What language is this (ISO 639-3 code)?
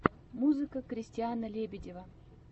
rus